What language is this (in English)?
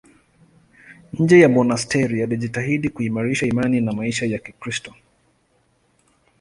Swahili